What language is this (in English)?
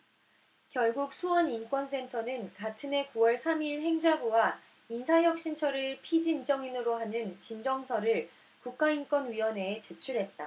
Korean